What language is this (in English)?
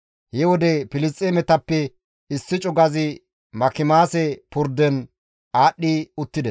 Gamo